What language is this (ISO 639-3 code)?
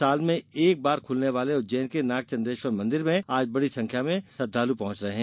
hin